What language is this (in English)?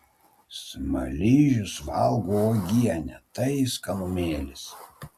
Lithuanian